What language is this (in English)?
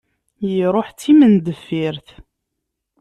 Kabyle